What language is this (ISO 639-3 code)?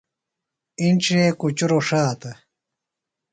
phl